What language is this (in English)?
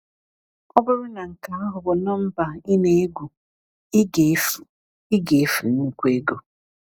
Igbo